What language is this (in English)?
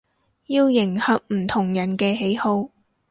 Cantonese